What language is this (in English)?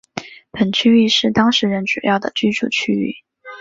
Chinese